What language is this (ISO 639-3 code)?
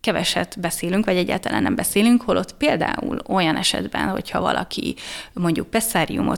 hun